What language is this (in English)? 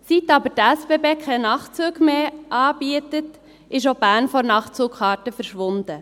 Swiss German